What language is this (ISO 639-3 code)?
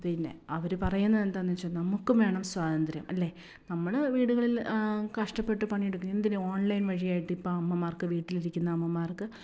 mal